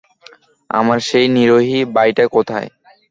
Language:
Bangla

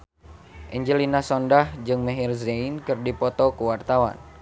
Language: Sundanese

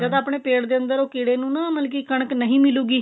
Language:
Punjabi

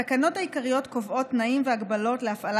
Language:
Hebrew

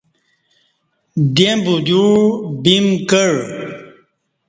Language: Kati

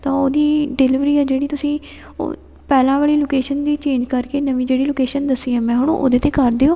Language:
Punjabi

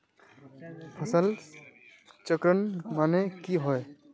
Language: Magahi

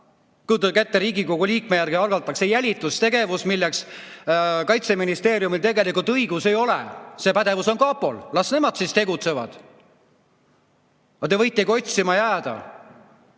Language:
Estonian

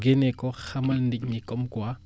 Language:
Wolof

